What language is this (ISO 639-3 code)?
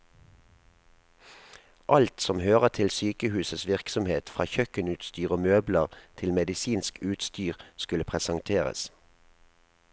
nor